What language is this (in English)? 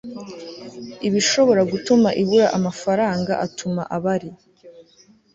Kinyarwanda